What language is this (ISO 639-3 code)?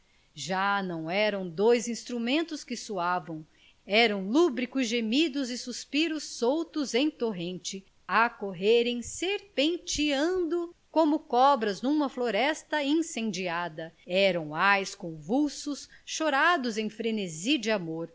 por